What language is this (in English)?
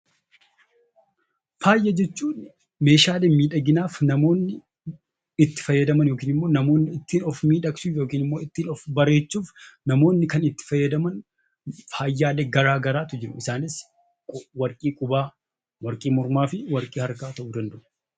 Oromo